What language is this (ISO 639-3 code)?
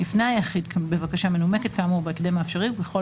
heb